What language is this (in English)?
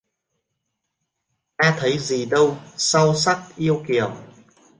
Vietnamese